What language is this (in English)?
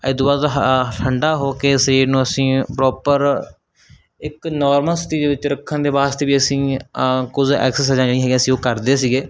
Punjabi